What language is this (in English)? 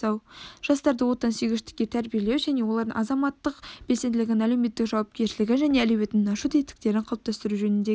Kazakh